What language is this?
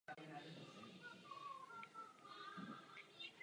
Czech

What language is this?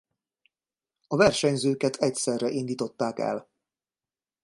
Hungarian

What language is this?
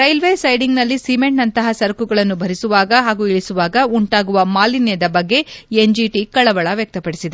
Kannada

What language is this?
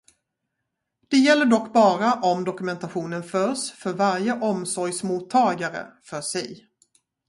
Swedish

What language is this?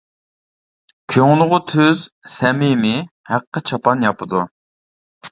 Uyghur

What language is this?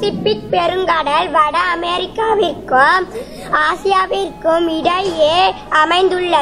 Thai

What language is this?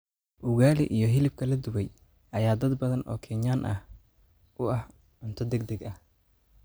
Somali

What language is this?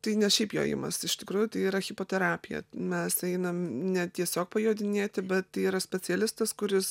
Lithuanian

